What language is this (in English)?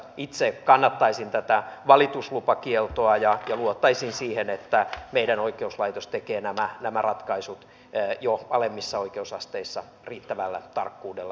Finnish